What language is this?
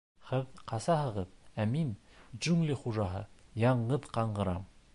Bashkir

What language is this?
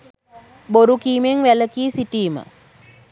Sinhala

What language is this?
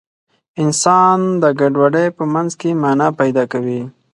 Pashto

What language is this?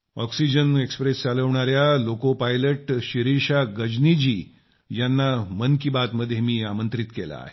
Marathi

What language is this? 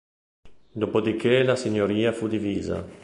Italian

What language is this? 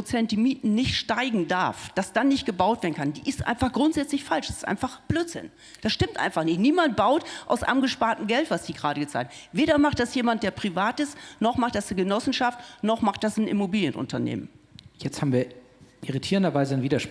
German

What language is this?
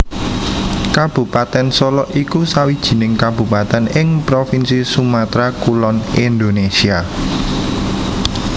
Javanese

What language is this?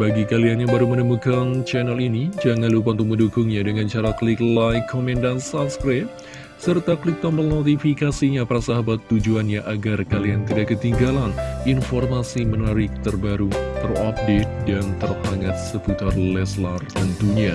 Indonesian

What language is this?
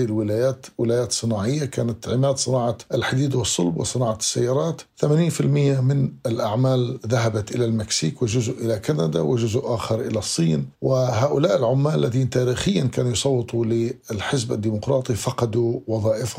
Arabic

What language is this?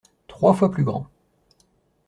French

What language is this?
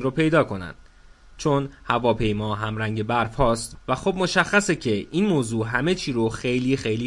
Persian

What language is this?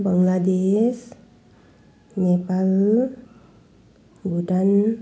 Nepali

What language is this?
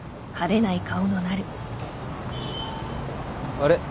Japanese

